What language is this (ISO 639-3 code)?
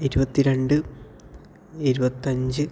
mal